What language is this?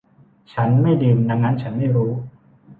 Thai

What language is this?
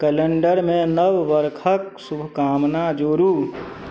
Maithili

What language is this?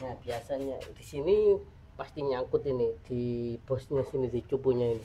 Indonesian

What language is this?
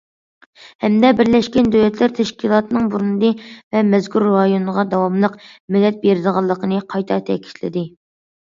Uyghur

